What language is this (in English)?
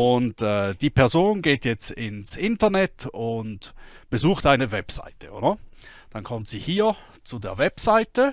German